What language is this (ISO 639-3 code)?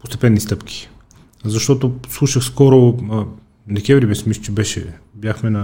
bul